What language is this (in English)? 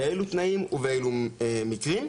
Hebrew